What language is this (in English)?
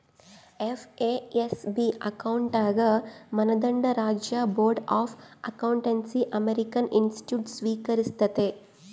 Kannada